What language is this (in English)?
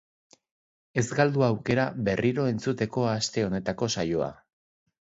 Basque